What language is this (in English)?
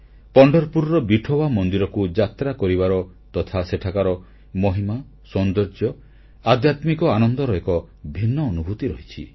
Odia